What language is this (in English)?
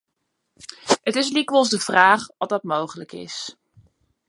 Western Frisian